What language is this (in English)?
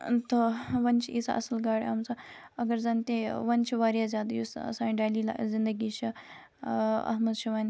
Kashmiri